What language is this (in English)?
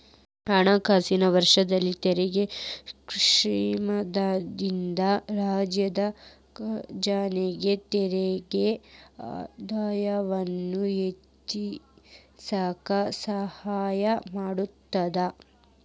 Kannada